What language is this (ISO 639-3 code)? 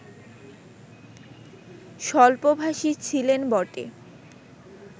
ben